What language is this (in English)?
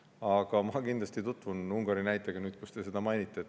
Estonian